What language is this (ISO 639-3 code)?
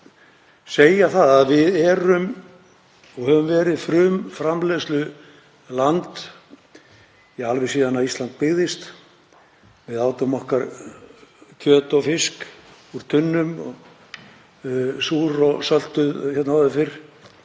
isl